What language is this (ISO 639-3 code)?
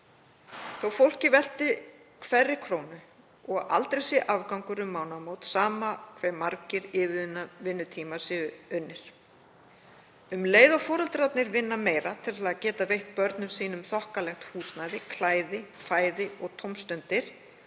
isl